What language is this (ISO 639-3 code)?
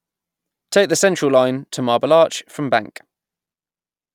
eng